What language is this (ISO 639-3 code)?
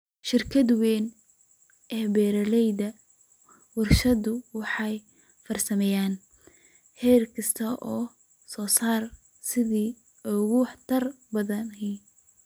som